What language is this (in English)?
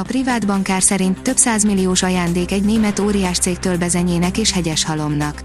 Hungarian